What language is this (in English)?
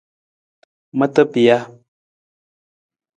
Nawdm